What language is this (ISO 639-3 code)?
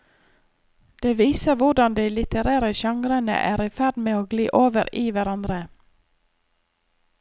nor